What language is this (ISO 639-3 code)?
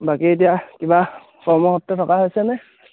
asm